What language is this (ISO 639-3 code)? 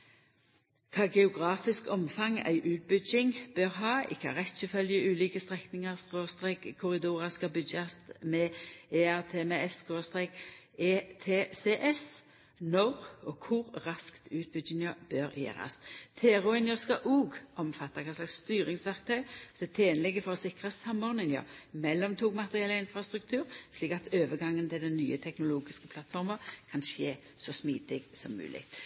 nno